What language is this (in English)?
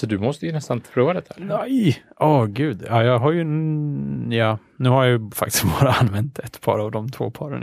Swedish